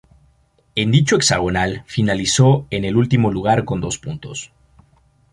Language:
Spanish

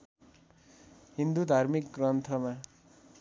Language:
Nepali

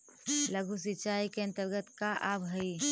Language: Magahi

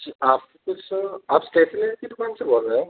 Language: Urdu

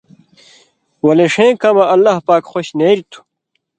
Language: Indus Kohistani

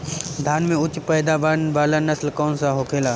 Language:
Bhojpuri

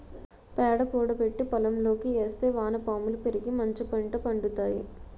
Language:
Telugu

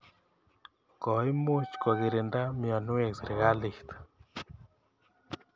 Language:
Kalenjin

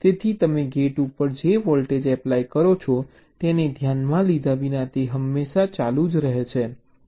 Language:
Gujarati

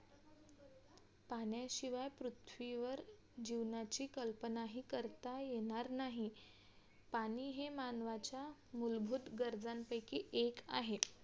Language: Marathi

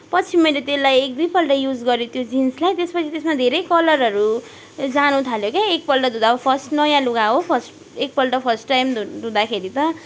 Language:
Nepali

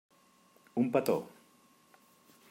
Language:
Catalan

